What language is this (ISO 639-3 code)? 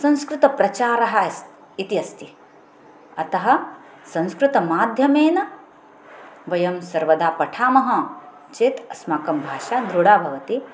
san